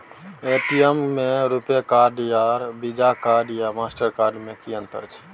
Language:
Maithili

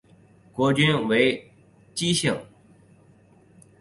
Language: Chinese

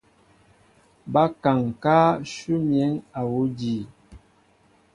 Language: Mbo (Cameroon)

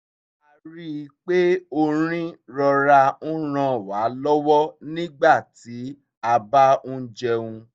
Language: Yoruba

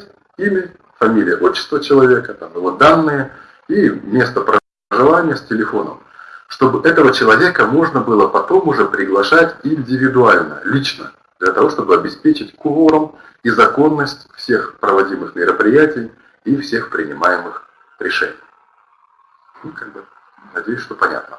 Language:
Russian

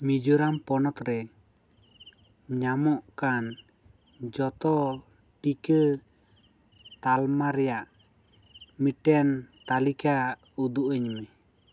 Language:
Santali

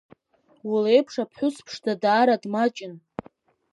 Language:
Abkhazian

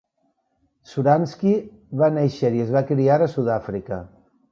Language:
Catalan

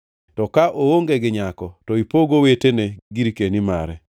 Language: Luo (Kenya and Tanzania)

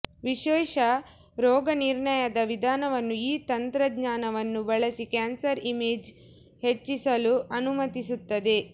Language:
Kannada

